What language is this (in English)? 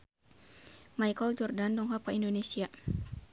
Sundanese